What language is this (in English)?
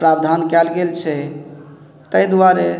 Maithili